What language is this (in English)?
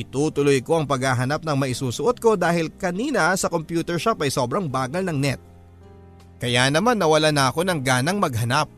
Filipino